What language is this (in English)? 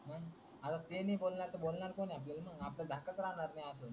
Marathi